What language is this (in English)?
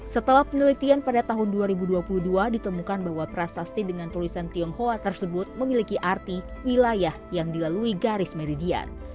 Indonesian